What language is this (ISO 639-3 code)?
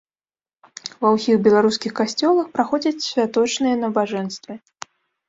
bel